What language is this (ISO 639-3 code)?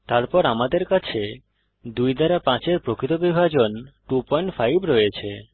ben